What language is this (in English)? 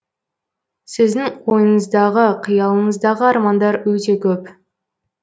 Kazakh